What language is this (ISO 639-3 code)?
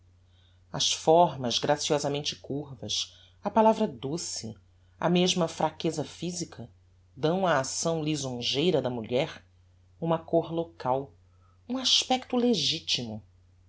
por